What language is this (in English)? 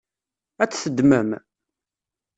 Kabyle